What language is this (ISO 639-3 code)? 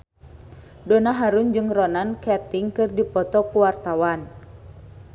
sun